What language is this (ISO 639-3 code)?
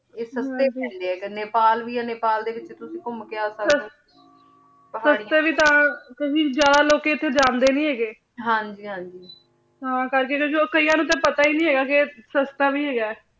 pan